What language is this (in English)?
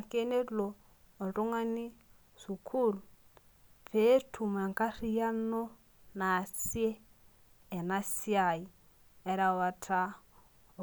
Masai